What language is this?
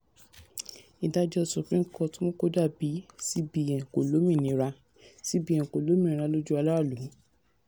Yoruba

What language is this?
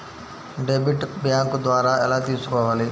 Telugu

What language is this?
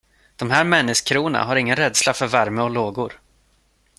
Swedish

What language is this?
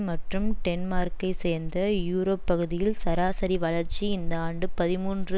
Tamil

